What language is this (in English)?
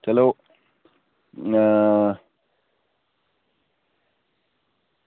Dogri